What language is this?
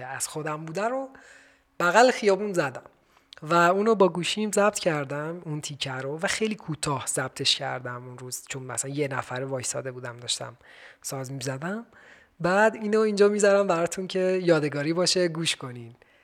Persian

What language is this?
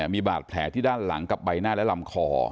Thai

